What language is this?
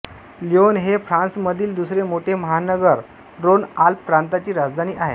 Marathi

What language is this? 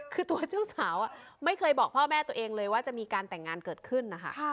Thai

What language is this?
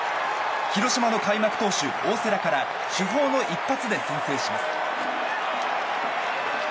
Japanese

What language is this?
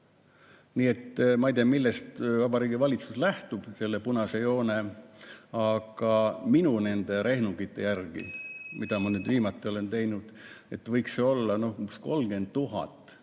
Estonian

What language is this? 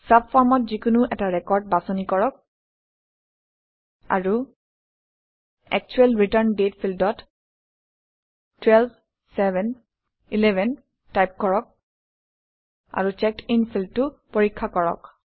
Assamese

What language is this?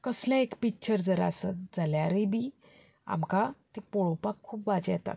Konkani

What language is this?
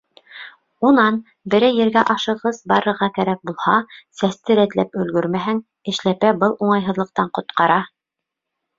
Bashkir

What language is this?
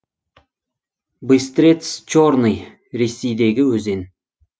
Kazakh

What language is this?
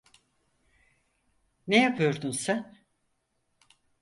Turkish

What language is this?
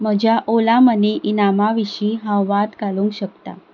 Konkani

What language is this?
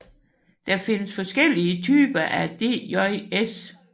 Danish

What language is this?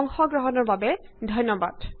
Assamese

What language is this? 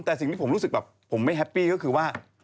Thai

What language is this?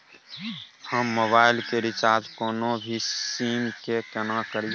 Maithili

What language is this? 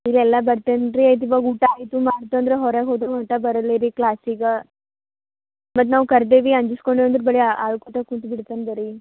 Kannada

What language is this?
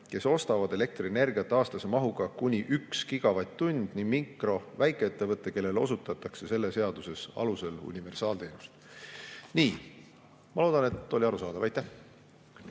Estonian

